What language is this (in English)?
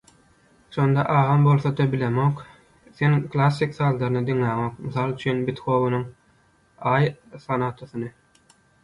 Turkmen